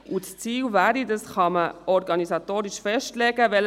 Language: Swiss German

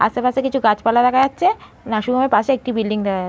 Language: Bangla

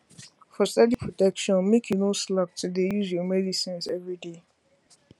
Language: Nigerian Pidgin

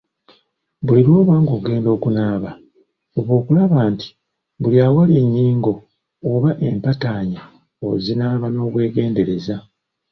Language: Ganda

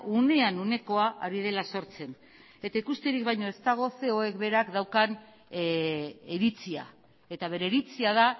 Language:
Basque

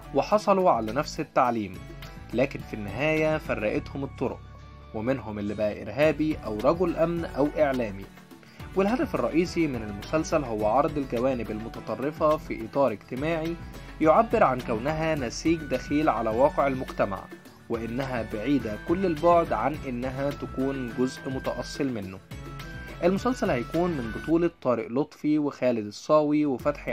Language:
Arabic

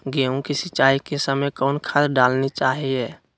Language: Magahi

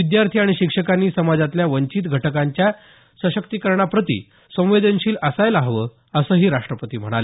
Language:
Marathi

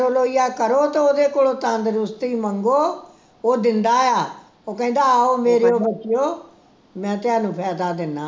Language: Punjabi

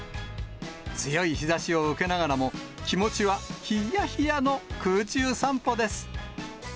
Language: Japanese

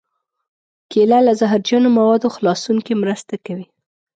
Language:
Pashto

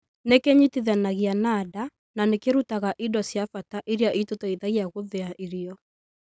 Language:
Kikuyu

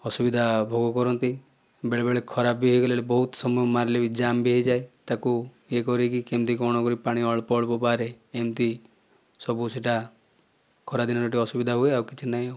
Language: Odia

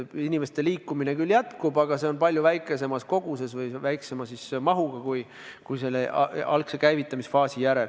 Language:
Estonian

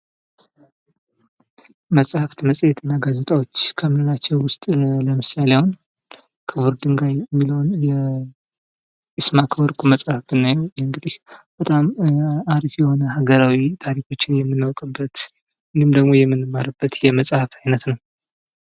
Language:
Amharic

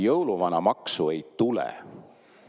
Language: Estonian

